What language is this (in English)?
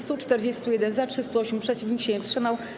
Polish